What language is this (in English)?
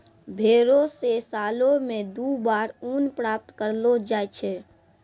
Maithili